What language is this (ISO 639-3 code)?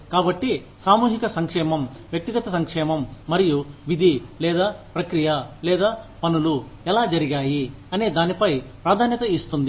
tel